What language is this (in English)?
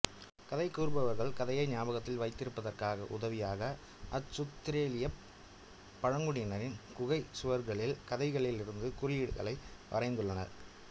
Tamil